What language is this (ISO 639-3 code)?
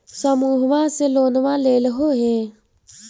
mag